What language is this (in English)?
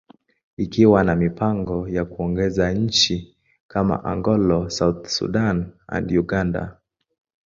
Swahili